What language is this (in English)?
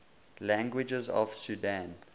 English